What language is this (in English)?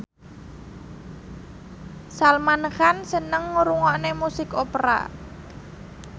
Javanese